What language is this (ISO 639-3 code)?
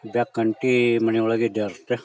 kan